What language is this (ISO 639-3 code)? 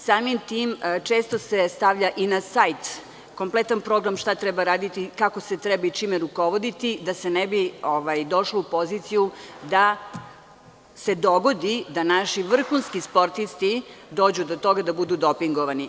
srp